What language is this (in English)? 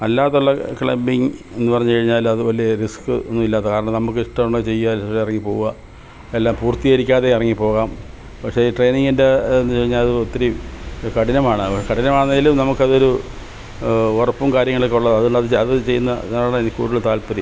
Malayalam